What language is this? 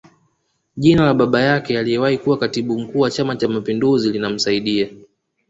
Swahili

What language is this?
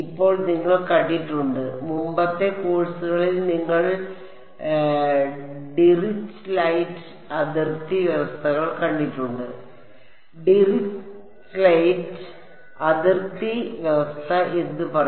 Malayalam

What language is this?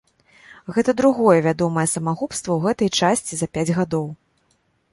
Belarusian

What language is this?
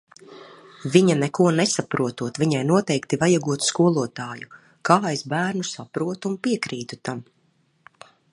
Latvian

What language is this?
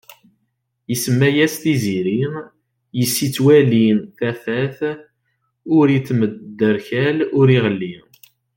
Kabyle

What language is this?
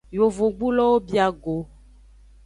Aja (Benin)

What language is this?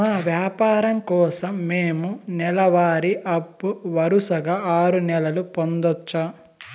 Telugu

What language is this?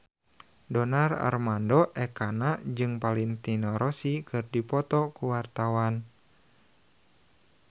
Sundanese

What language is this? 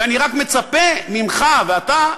Hebrew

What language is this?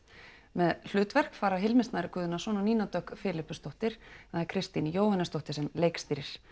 Icelandic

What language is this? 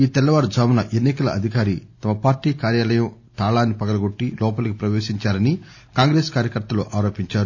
Telugu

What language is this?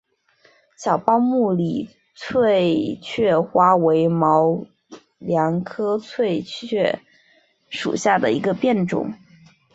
Chinese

